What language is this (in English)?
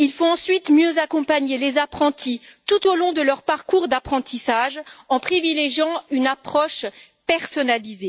French